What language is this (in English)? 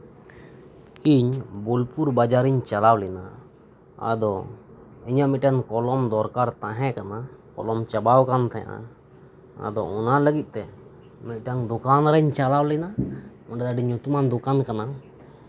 Santali